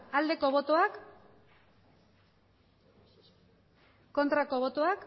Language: Basque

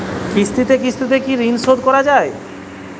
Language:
Bangla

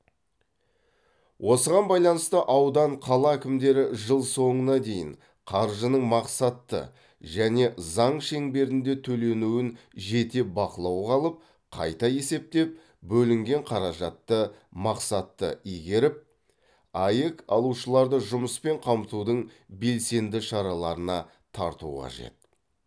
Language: Kazakh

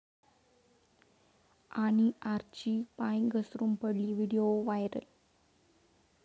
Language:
Marathi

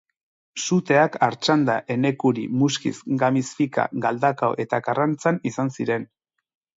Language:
Basque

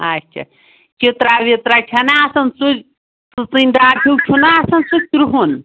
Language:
Kashmiri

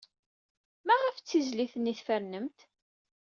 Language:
Kabyle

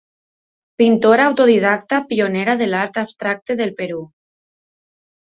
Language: Catalan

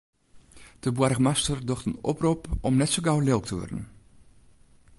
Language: Western Frisian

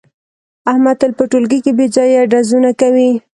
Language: Pashto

